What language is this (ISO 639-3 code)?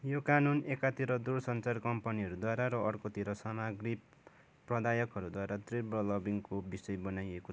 nep